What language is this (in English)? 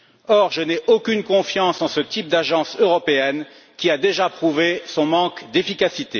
French